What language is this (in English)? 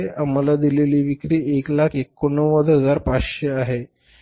Marathi